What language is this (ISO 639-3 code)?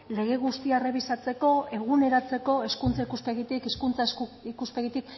eus